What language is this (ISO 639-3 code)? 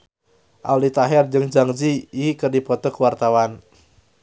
sun